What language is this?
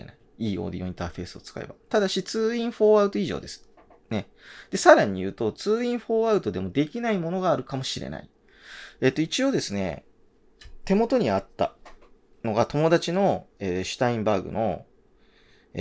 Japanese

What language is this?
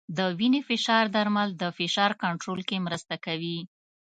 Pashto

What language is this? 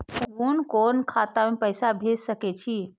Maithili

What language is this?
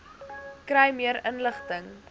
Afrikaans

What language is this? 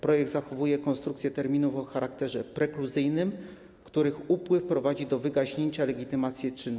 Polish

